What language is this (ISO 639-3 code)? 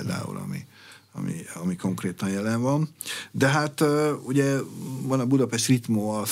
hun